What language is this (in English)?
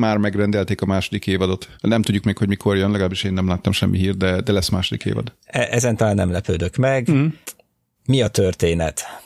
Hungarian